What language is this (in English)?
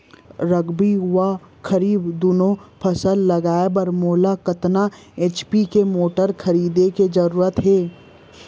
Chhattisgarhi